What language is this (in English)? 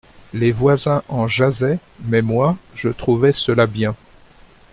French